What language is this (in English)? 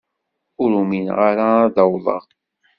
Kabyle